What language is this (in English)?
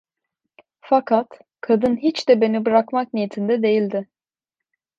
Turkish